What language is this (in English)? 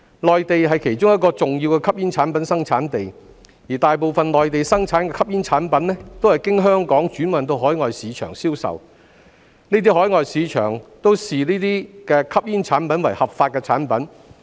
Cantonese